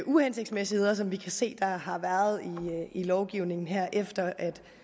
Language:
Danish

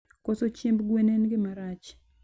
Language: Luo (Kenya and Tanzania)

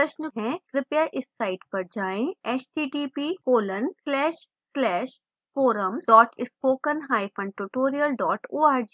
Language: Hindi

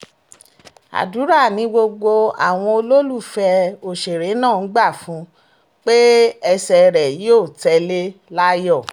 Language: Yoruba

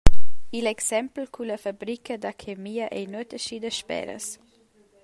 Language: Romansh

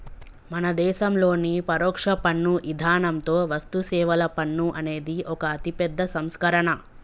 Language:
Telugu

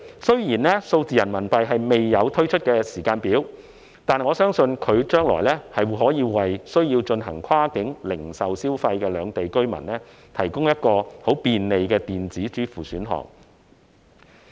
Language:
Cantonese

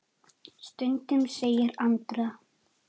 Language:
Icelandic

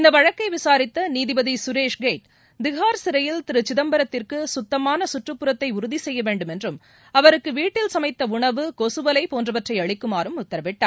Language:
Tamil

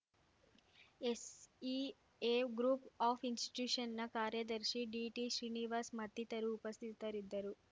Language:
Kannada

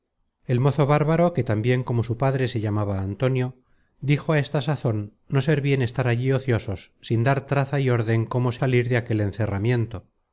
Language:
Spanish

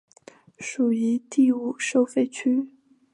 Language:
Chinese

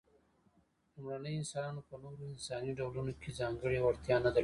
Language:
Pashto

